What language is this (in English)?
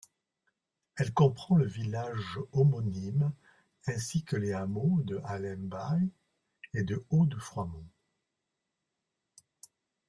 French